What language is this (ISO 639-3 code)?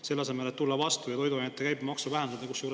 est